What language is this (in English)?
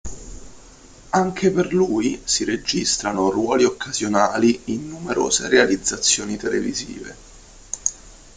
Italian